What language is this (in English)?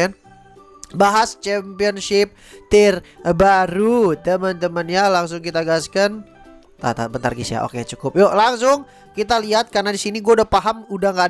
Indonesian